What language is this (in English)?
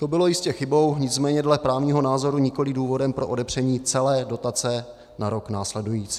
Czech